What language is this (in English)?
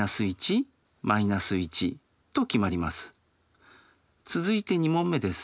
Japanese